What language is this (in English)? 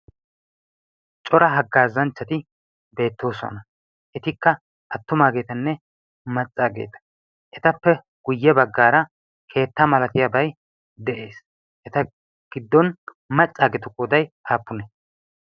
Wolaytta